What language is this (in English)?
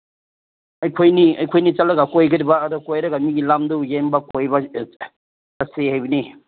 Manipuri